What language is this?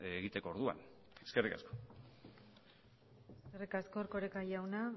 Basque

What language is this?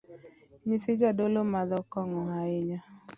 Luo (Kenya and Tanzania)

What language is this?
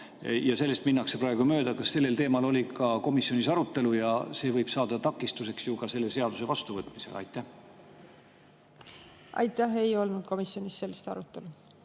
Estonian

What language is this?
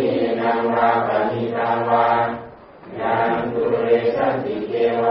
Thai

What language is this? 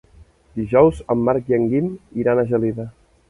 Catalan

